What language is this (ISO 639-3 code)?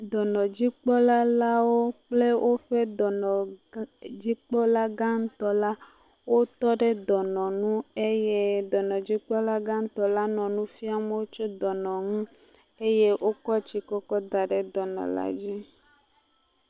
ewe